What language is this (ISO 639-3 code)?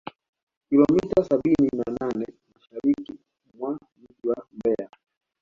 swa